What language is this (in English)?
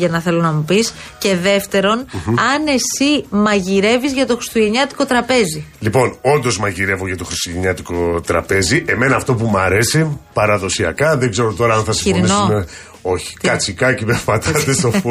Greek